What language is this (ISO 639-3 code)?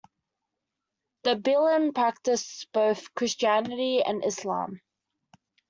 eng